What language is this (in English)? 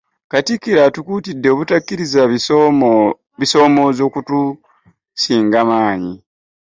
Ganda